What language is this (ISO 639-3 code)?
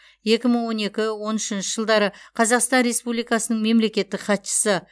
kaz